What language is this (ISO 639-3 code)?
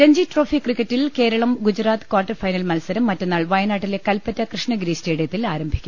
mal